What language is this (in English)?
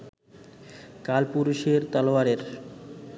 Bangla